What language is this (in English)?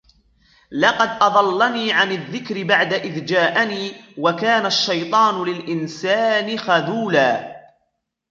Arabic